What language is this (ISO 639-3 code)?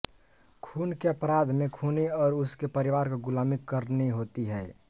hin